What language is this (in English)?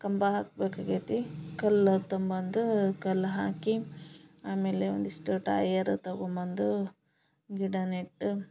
Kannada